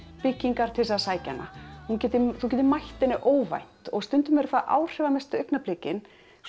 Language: Icelandic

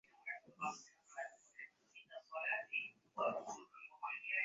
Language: Bangla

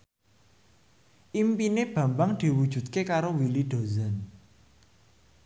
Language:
Javanese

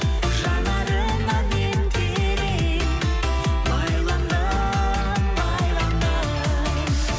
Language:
Kazakh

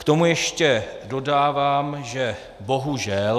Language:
Czech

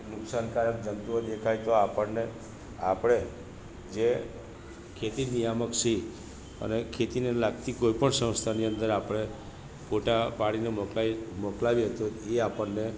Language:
Gujarati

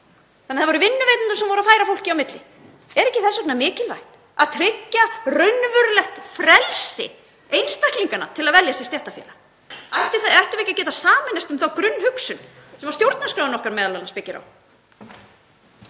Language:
Icelandic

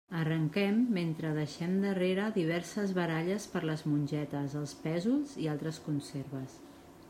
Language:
Catalan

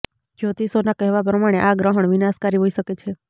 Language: Gujarati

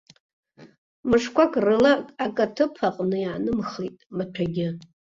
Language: Abkhazian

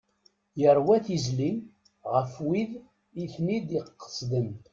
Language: Kabyle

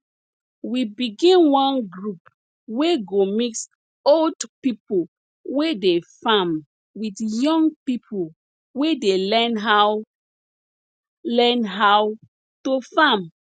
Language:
Nigerian Pidgin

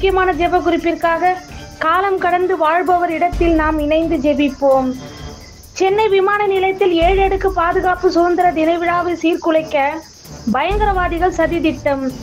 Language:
Tamil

